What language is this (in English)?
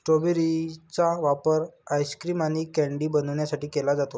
Marathi